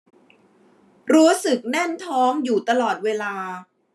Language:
Thai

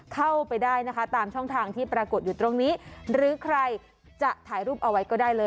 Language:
Thai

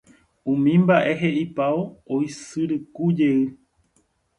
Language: Guarani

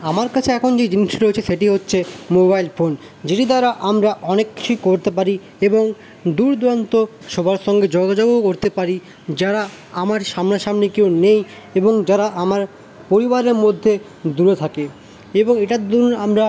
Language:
Bangla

